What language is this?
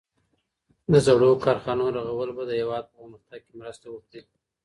Pashto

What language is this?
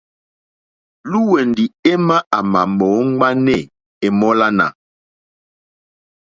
Mokpwe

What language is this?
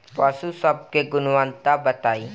Bhojpuri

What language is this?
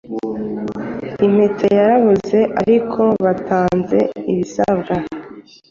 Kinyarwanda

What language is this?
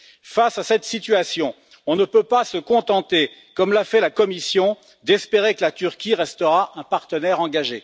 French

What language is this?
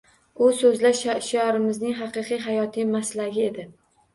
Uzbek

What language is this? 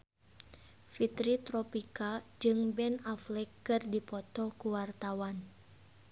Sundanese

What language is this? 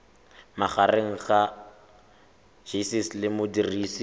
Tswana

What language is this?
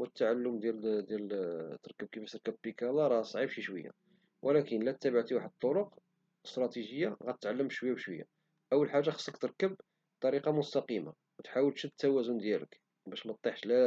Moroccan Arabic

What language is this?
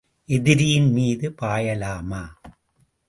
Tamil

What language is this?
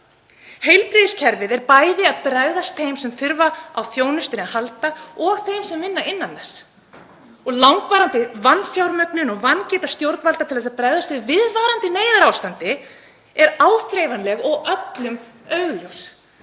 Icelandic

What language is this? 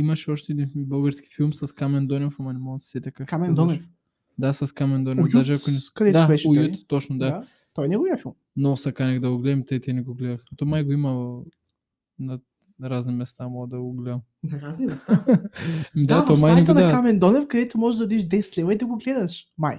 Bulgarian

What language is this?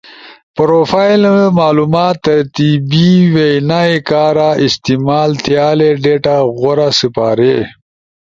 Ushojo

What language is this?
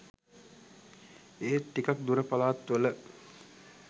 Sinhala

